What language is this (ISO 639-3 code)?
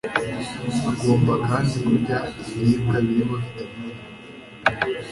kin